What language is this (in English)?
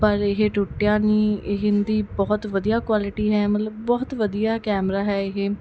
Punjabi